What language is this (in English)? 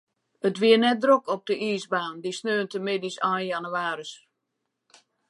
Western Frisian